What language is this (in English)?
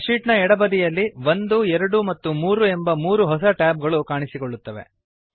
Kannada